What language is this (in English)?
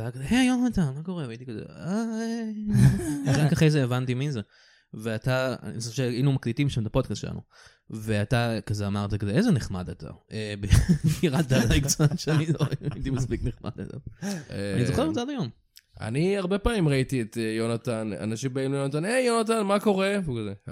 Hebrew